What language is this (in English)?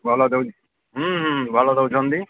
Odia